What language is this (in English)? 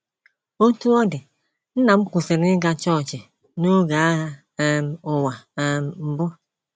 Igbo